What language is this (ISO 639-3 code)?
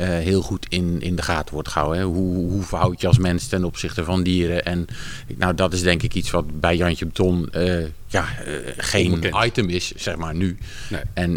nld